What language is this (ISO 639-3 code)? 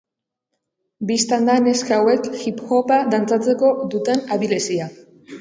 eus